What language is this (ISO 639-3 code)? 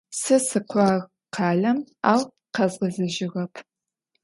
ady